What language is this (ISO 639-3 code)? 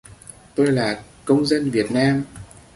vie